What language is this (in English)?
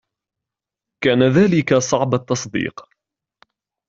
Arabic